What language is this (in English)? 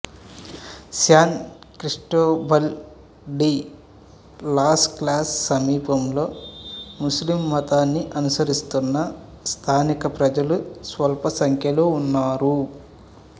Telugu